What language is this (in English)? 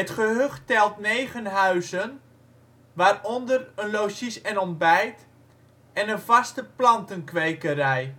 Dutch